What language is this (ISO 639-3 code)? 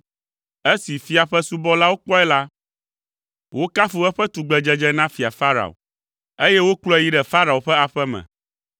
ewe